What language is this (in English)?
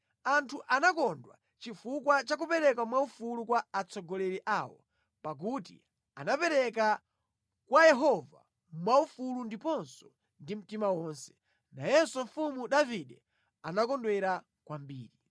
Nyanja